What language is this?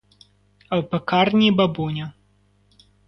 Ukrainian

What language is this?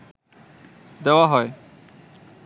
Bangla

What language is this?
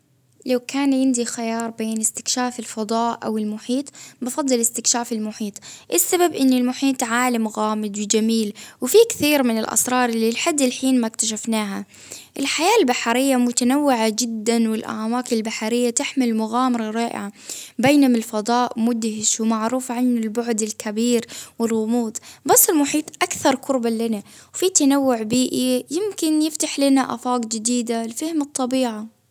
Baharna Arabic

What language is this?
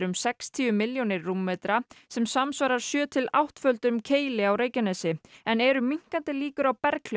Icelandic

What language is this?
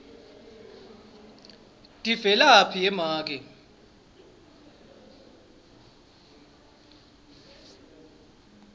Swati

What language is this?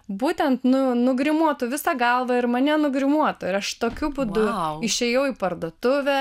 Lithuanian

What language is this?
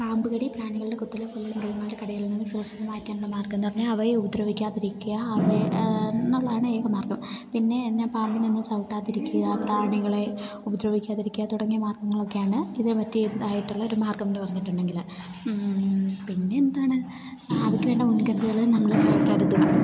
Malayalam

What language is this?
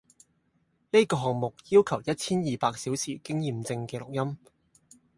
Cantonese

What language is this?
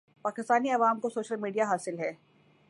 Urdu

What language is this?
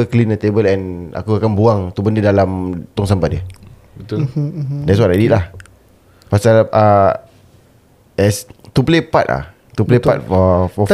Malay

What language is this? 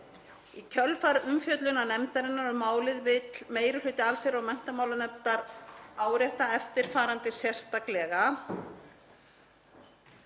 Icelandic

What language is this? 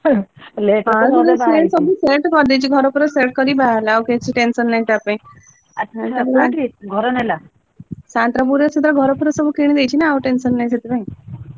Odia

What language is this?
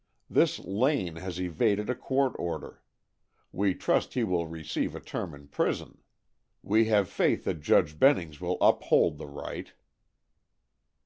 English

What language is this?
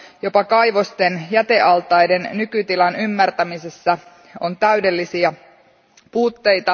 Finnish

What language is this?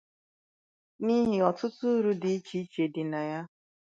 Igbo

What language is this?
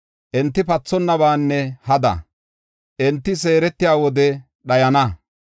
Gofa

